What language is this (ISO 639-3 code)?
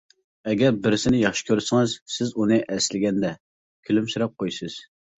uig